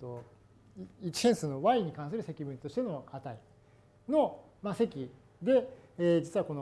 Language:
Japanese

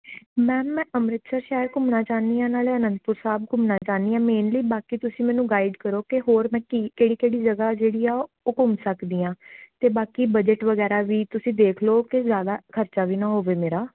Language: Punjabi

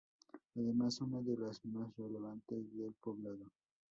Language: Spanish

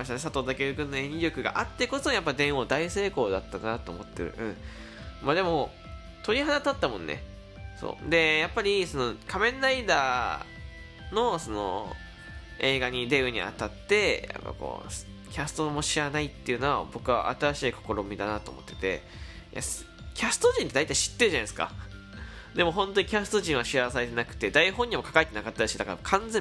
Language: Japanese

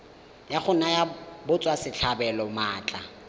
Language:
Tswana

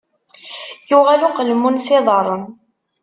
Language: Kabyle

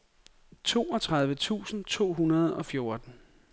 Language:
Danish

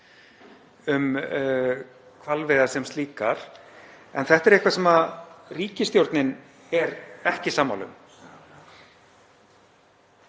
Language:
Icelandic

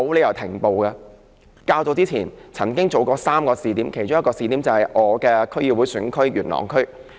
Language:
Cantonese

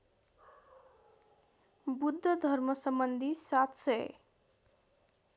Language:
Nepali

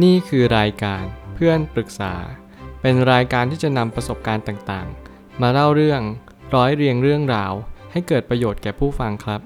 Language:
Thai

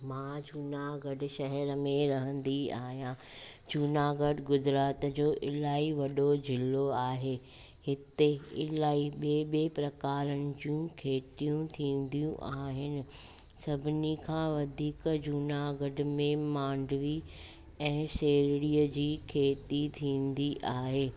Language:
Sindhi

